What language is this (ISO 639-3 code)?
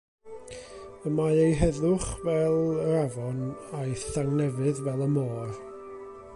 cym